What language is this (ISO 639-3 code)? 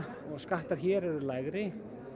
isl